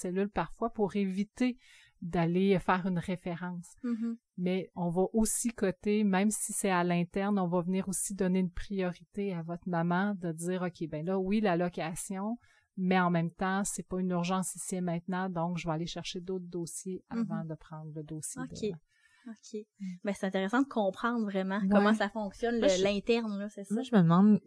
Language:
French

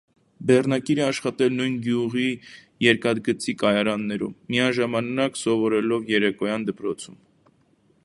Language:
Armenian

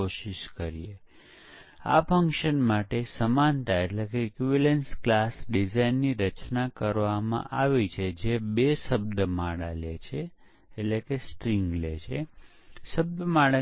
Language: Gujarati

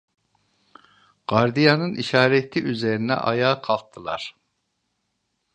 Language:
Turkish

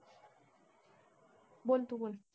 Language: Marathi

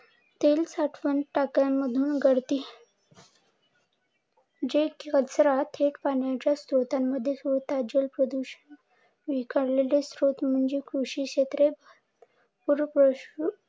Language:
Marathi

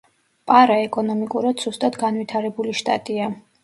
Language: Georgian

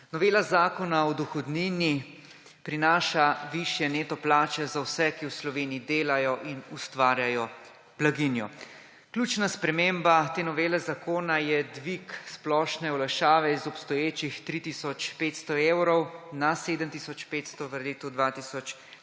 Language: Slovenian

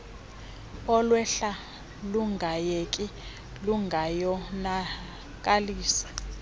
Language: Xhosa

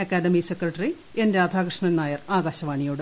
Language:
Malayalam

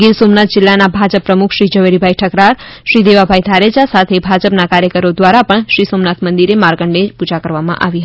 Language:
Gujarati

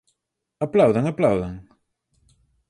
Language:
Galician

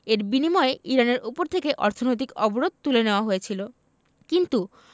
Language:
Bangla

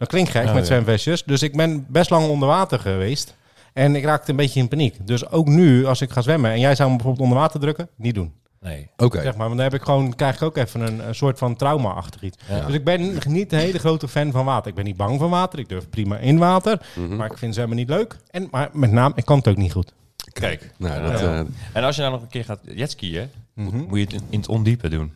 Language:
Dutch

